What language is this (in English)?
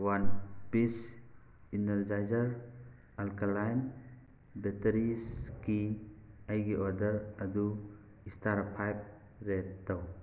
Manipuri